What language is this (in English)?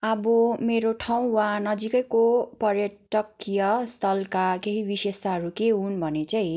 Nepali